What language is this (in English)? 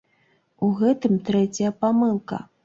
Belarusian